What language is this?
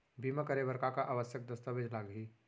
Chhattisgarhi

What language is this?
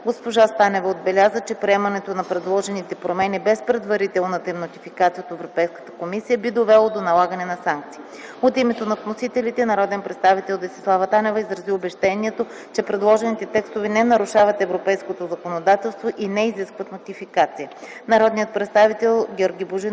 Bulgarian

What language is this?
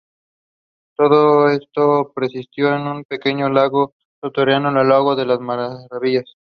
Spanish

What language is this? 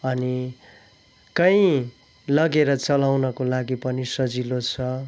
Nepali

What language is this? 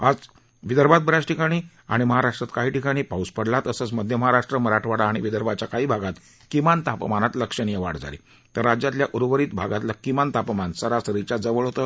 Marathi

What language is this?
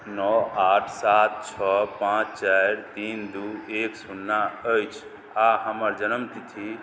Maithili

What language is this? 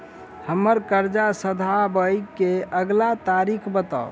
Maithili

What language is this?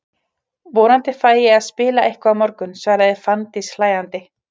Icelandic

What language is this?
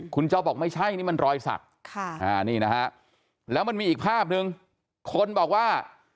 Thai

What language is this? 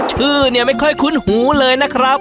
Thai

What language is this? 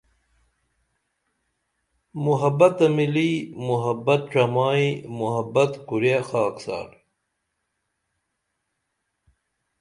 Dameli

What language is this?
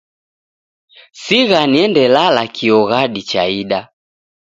Taita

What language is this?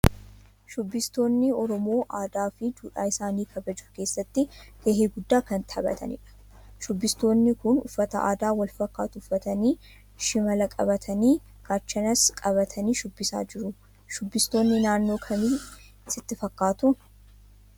Oromo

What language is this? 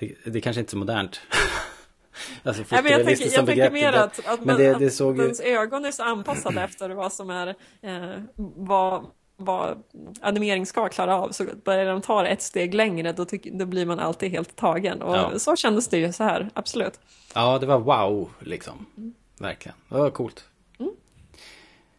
Swedish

